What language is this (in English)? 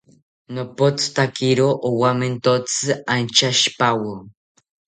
South Ucayali Ashéninka